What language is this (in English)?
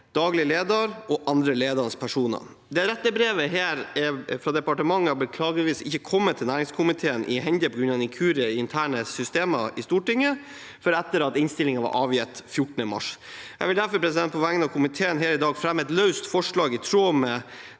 Norwegian